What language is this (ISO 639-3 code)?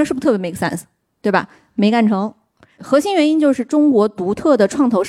zho